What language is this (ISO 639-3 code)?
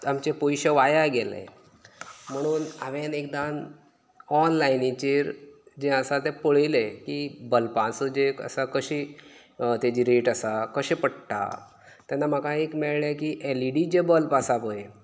kok